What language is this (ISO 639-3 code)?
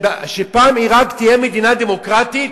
heb